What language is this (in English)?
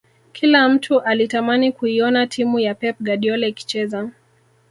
Swahili